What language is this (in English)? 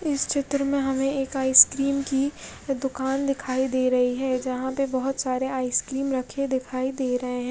Hindi